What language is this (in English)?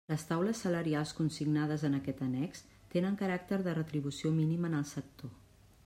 Catalan